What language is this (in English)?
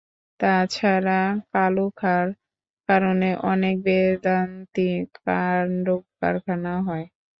Bangla